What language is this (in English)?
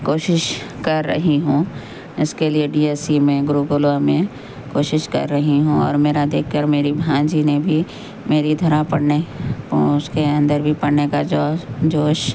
Urdu